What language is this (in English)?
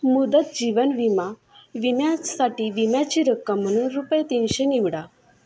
Marathi